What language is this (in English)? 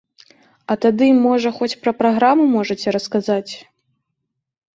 Belarusian